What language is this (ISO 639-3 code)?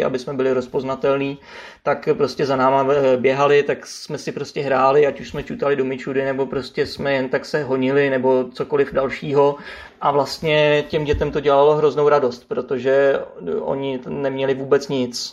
ces